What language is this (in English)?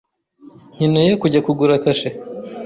Kinyarwanda